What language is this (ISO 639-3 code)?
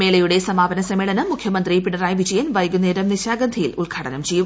mal